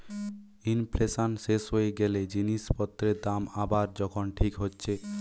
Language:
Bangla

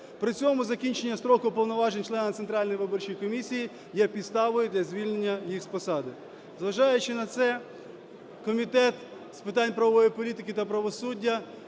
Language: Ukrainian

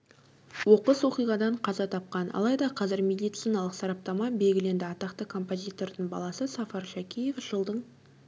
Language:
Kazakh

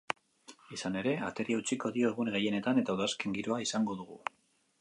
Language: Basque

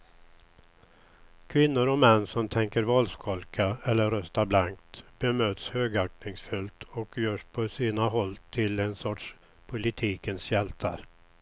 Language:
Swedish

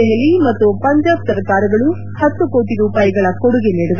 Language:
Kannada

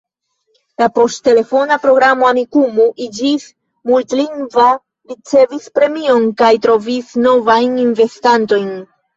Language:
Esperanto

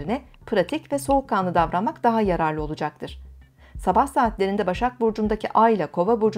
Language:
Turkish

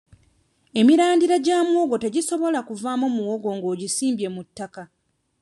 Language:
Ganda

